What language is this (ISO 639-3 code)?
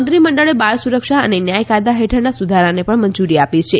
guj